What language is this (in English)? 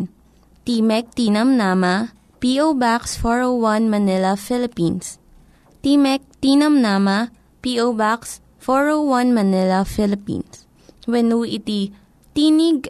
Filipino